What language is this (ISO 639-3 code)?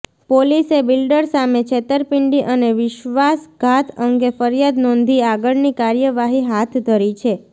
guj